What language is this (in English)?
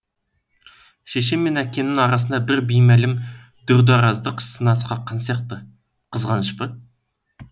Kazakh